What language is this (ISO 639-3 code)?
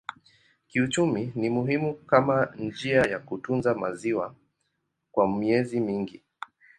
swa